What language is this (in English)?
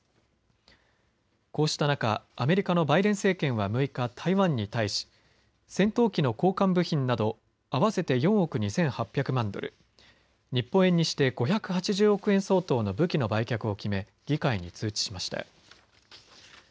Japanese